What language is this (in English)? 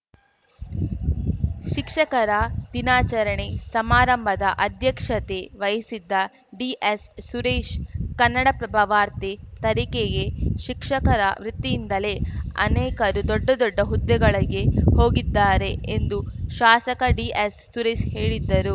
Kannada